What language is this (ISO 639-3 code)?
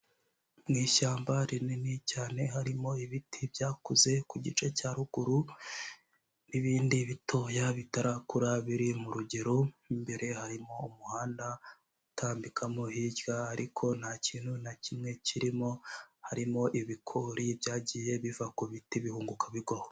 kin